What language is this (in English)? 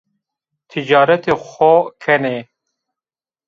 Zaza